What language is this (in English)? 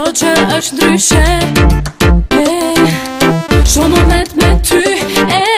Hebrew